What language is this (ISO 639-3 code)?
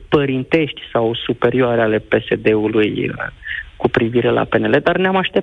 ron